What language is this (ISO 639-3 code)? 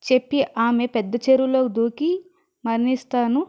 tel